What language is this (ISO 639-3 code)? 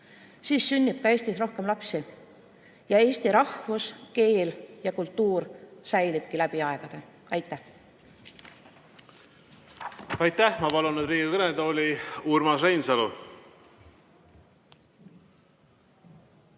est